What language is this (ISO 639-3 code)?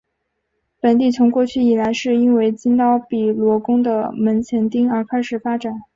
zho